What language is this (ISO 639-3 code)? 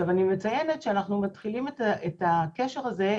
heb